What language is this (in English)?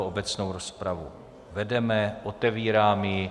Czech